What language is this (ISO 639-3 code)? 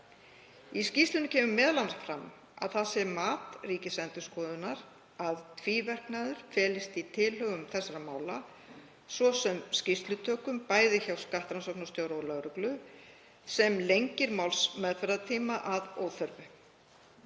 isl